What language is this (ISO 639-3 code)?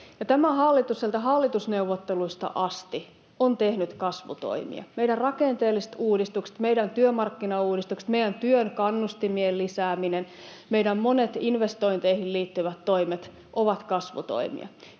fin